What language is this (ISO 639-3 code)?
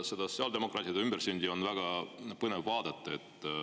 est